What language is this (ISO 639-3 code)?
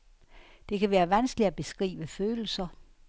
dan